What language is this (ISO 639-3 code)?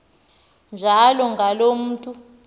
xho